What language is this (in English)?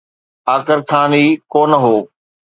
Sindhi